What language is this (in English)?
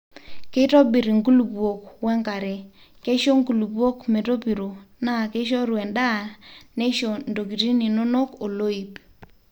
Masai